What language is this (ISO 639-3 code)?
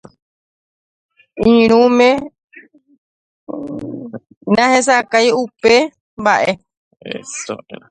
grn